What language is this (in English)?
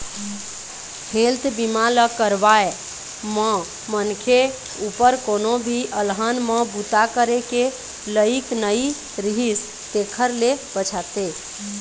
Chhattisgarhi